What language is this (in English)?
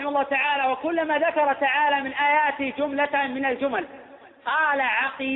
Arabic